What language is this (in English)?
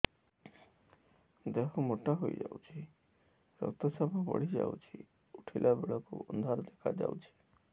Odia